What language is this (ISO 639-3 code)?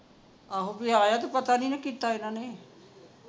pan